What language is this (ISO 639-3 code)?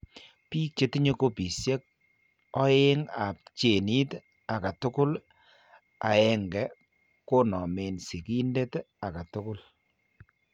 kln